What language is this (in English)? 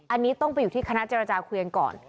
Thai